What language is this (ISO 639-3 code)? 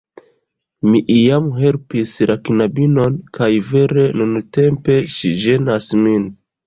epo